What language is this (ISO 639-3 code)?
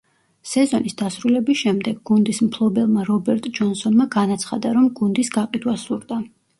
kat